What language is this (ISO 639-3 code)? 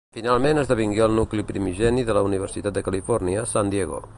cat